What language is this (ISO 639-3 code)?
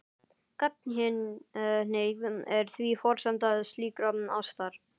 isl